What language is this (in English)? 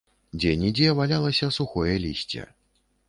Belarusian